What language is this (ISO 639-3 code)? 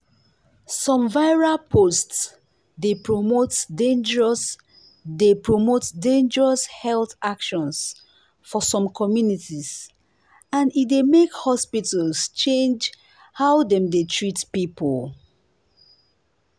pcm